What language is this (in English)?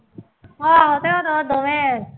Punjabi